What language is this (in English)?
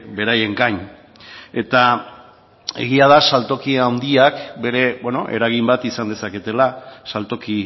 Basque